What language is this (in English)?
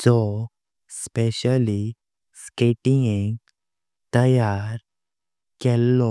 Konkani